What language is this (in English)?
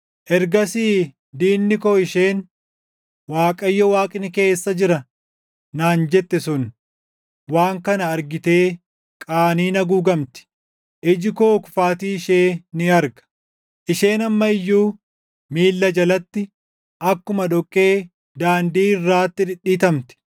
Oromo